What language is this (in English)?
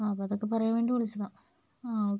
Malayalam